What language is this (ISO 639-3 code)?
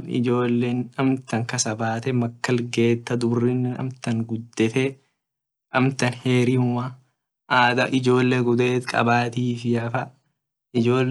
orc